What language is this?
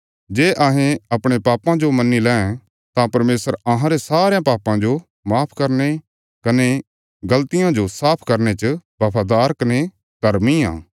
Bilaspuri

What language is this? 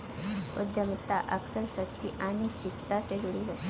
Hindi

